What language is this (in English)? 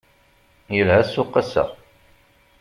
Kabyle